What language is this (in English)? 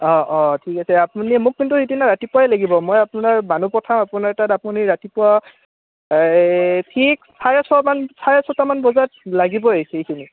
Assamese